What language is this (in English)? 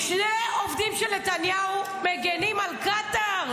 Hebrew